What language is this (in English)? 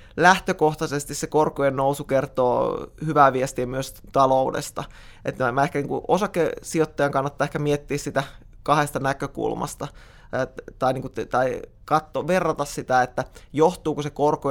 Finnish